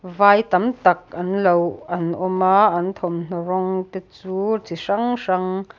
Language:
Mizo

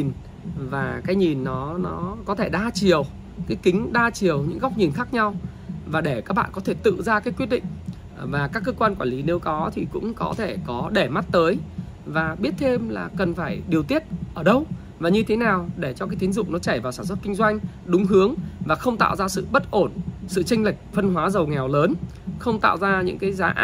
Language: Vietnamese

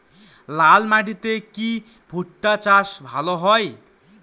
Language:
Bangla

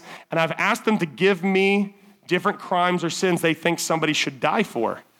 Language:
English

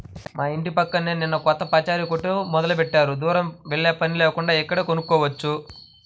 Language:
Telugu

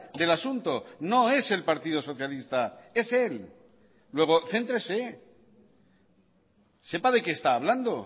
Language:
Spanish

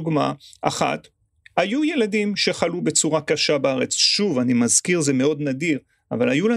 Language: Hebrew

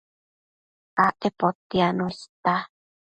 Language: Matsés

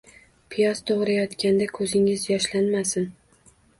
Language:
Uzbek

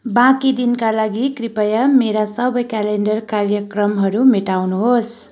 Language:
Nepali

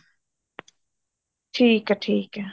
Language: Punjabi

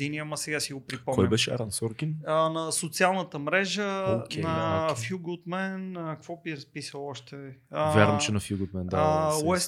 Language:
Bulgarian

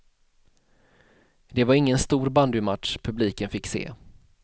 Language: Swedish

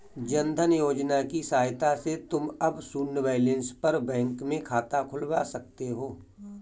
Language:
Hindi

